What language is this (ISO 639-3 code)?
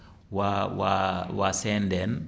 wol